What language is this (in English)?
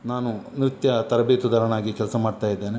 Kannada